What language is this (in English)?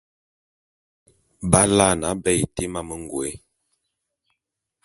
Bulu